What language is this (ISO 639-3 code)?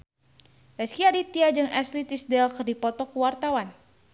sun